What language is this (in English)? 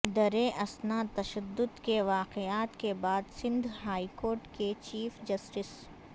Urdu